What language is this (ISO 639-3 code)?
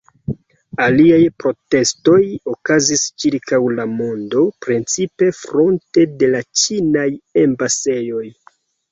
epo